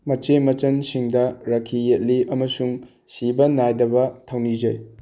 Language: Manipuri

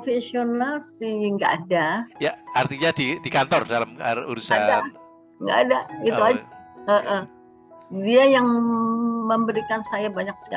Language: Indonesian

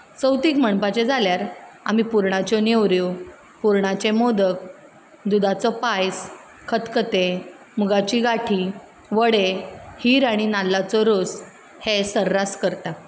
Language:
Konkani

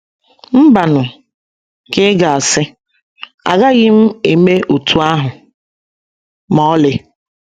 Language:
Igbo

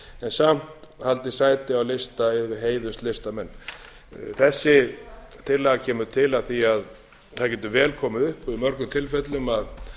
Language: Icelandic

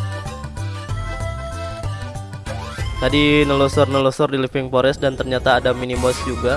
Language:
Indonesian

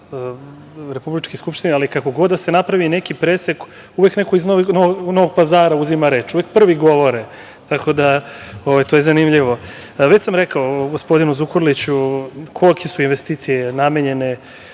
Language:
Serbian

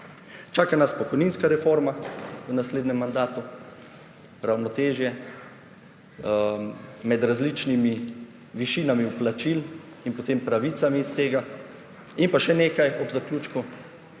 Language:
Slovenian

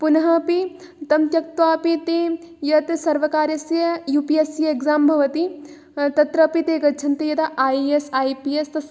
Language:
Sanskrit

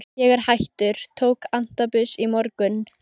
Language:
Icelandic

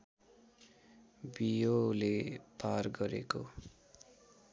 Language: Nepali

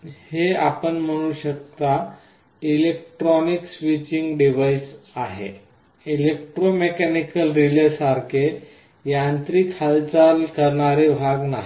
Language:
Marathi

